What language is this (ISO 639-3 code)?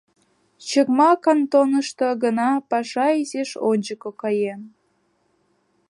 chm